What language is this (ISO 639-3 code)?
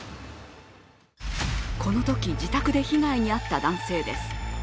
jpn